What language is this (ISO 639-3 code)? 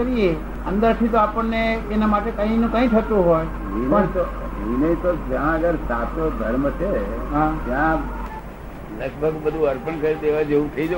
guj